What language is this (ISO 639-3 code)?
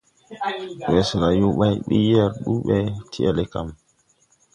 tui